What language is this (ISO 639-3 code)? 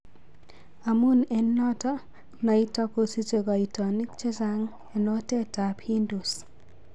kln